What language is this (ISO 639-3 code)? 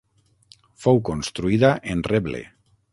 cat